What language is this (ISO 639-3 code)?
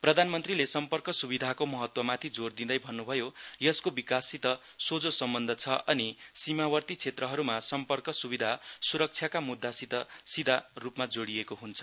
nep